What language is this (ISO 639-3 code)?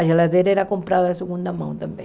por